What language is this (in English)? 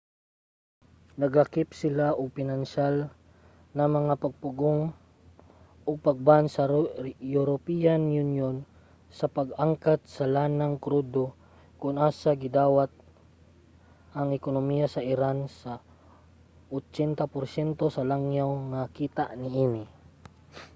Cebuano